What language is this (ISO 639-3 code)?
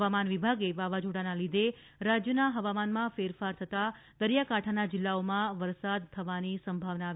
guj